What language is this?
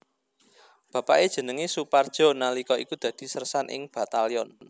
Javanese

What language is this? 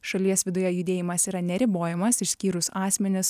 Lithuanian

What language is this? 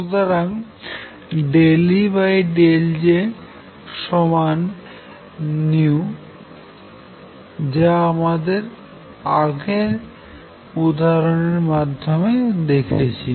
Bangla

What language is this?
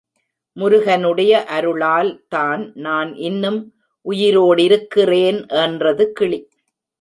Tamil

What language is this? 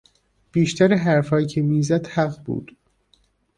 Persian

